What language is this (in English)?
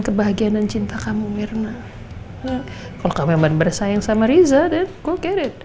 Indonesian